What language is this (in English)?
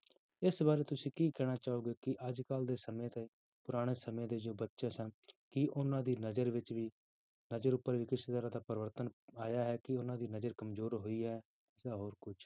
Punjabi